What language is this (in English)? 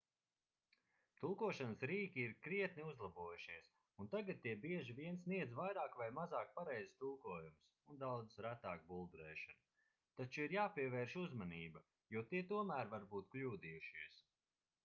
Latvian